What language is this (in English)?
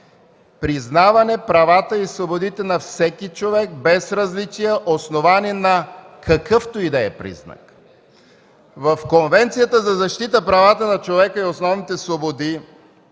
Bulgarian